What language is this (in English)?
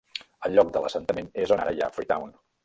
Catalan